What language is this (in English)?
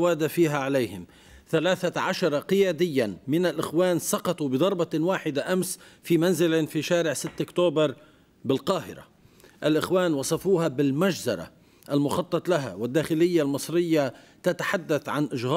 Arabic